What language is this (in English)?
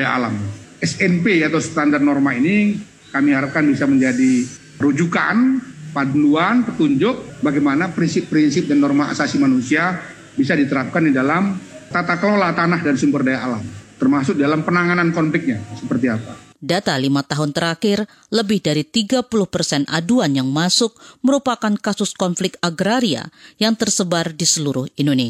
Indonesian